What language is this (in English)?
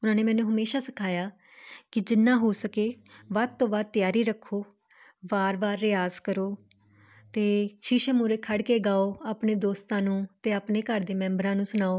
Punjabi